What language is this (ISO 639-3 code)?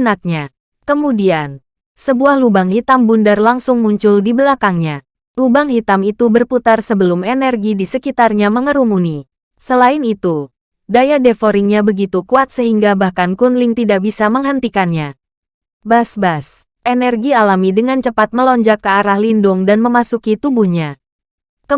ind